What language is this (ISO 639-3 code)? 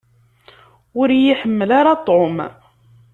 kab